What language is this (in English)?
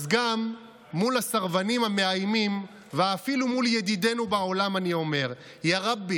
Hebrew